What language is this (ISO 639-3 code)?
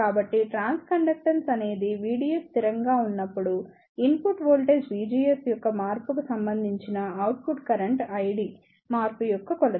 tel